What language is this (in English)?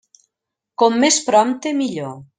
Catalan